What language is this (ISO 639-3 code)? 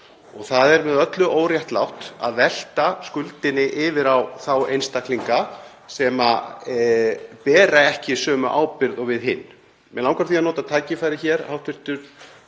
isl